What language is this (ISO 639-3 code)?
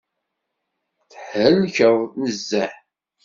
kab